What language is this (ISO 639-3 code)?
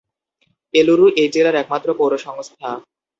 ben